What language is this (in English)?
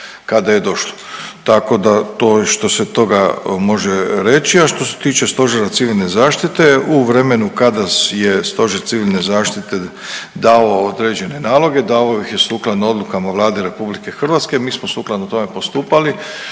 Croatian